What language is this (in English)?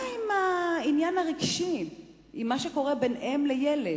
Hebrew